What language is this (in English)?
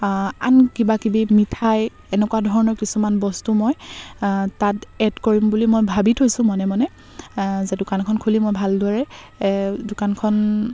Assamese